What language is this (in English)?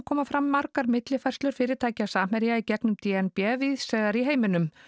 Icelandic